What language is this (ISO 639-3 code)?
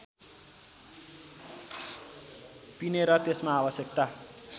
nep